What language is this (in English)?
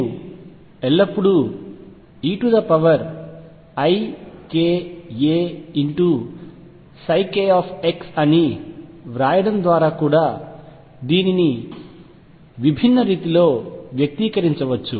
Telugu